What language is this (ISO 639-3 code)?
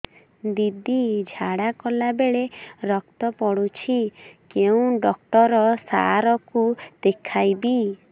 ori